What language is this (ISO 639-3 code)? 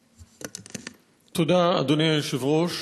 heb